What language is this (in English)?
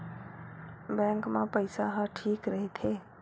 Chhattisgarhi